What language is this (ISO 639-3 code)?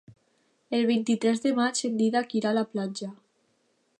cat